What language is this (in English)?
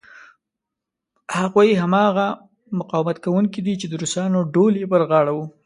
Pashto